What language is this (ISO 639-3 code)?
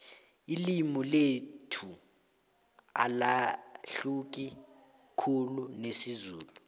nbl